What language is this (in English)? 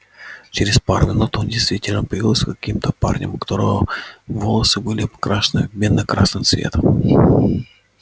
Russian